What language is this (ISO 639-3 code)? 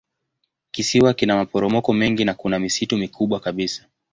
swa